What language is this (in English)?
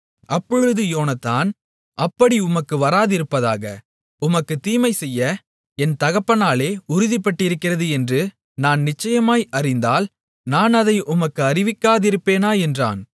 Tamil